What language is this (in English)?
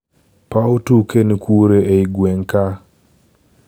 Luo (Kenya and Tanzania)